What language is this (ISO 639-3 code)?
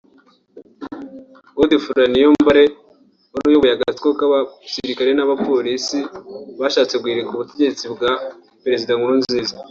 kin